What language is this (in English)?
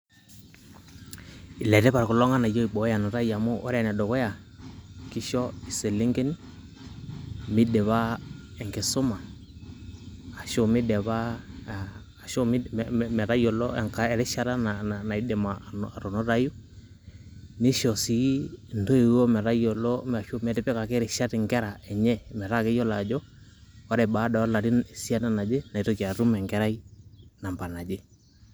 Masai